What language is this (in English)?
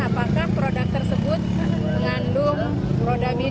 Indonesian